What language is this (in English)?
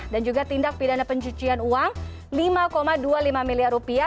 Indonesian